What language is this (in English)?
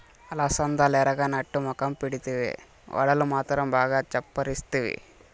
Telugu